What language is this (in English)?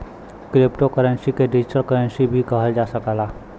Bhojpuri